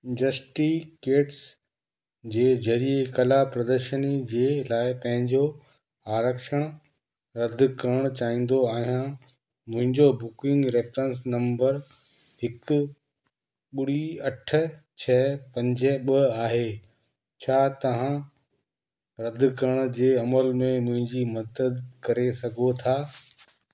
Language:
Sindhi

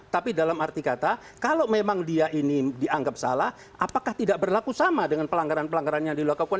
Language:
Indonesian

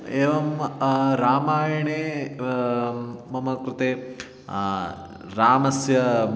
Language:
Sanskrit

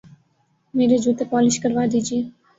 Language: Urdu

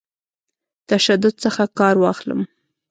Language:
Pashto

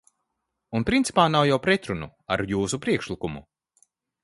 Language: Latvian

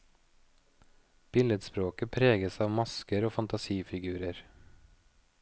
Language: Norwegian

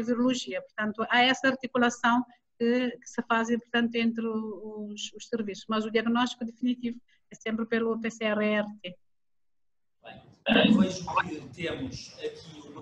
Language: Portuguese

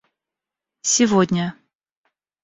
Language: Russian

